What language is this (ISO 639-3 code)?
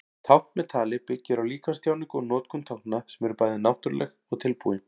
isl